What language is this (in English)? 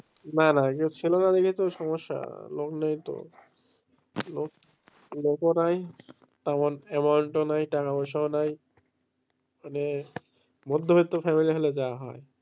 Bangla